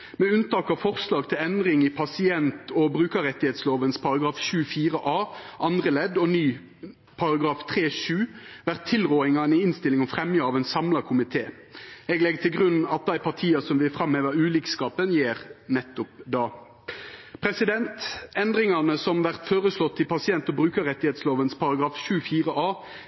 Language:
Norwegian Nynorsk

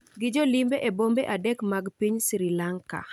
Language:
Luo (Kenya and Tanzania)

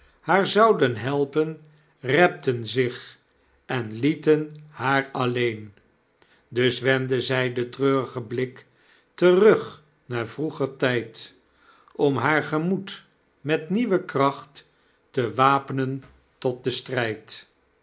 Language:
Dutch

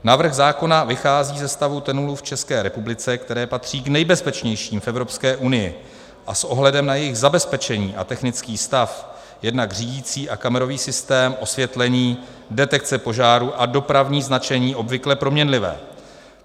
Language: Czech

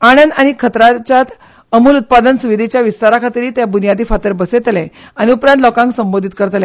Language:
Konkani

